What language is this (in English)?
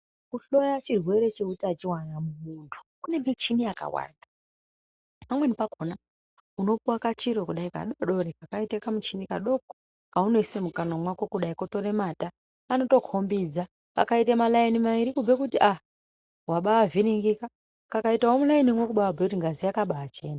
Ndau